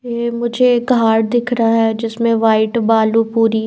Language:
Hindi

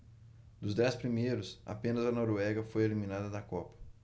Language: Portuguese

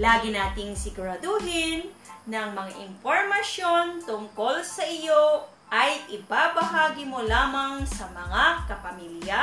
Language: Filipino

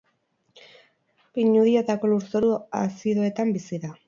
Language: Basque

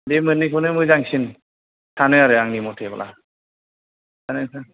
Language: Bodo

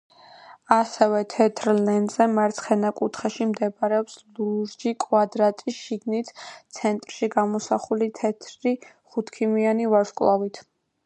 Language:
Georgian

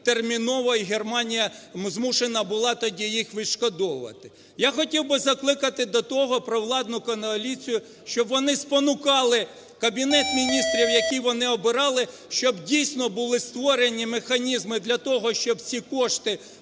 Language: Ukrainian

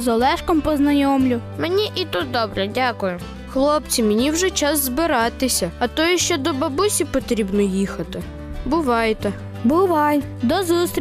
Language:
Ukrainian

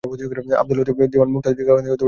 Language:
Bangla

